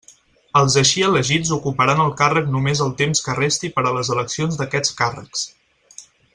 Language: Catalan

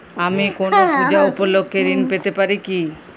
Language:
Bangla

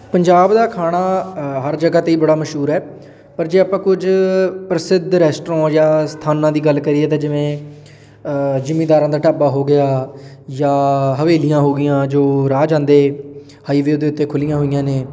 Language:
Punjabi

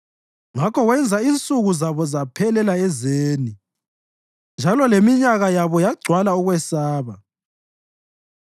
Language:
North Ndebele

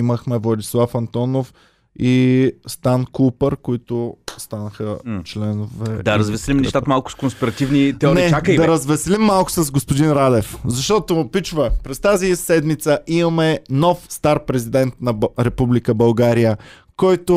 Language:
Bulgarian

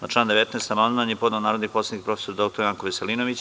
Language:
Serbian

